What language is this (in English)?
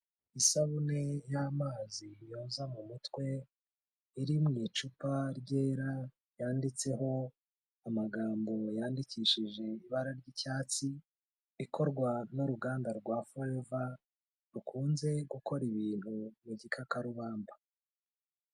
Kinyarwanda